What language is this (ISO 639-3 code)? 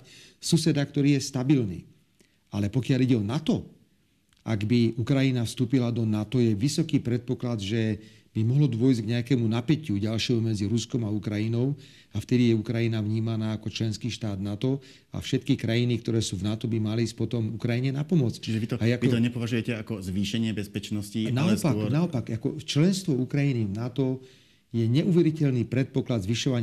slk